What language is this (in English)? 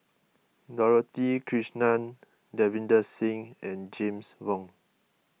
English